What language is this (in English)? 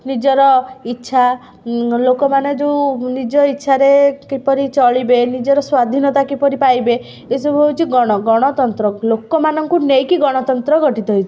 Odia